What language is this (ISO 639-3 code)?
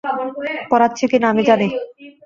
ben